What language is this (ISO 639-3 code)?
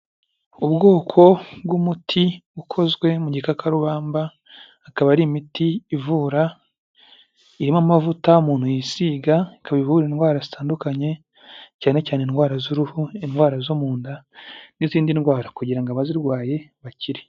kin